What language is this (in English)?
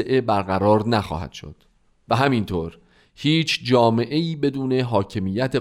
Persian